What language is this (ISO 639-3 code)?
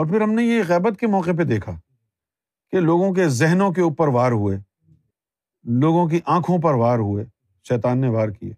urd